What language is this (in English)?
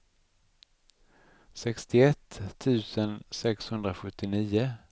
Swedish